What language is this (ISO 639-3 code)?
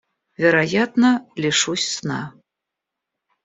rus